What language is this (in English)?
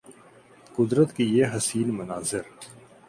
Urdu